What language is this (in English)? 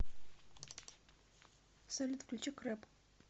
Russian